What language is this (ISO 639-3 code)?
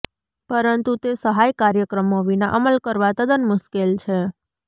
guj